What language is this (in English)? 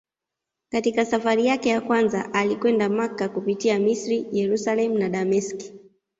Swahili